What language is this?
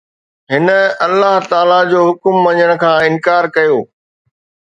Sindhi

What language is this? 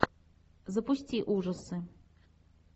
Russian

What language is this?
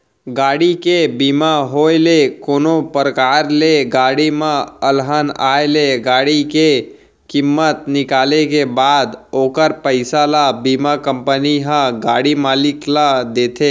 Chhattisgarhi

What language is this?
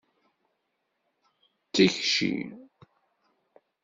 Kabyle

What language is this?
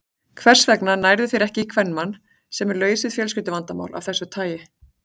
Icelandic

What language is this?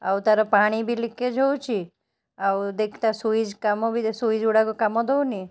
Odia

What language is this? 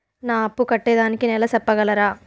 Telugu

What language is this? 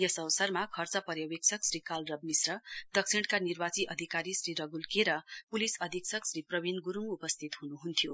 Nepali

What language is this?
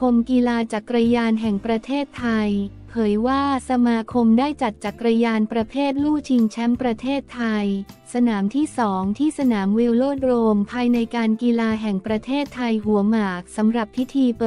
Thai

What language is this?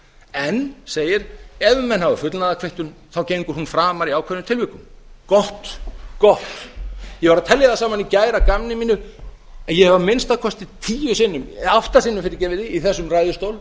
Icelandic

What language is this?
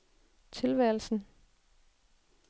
Danish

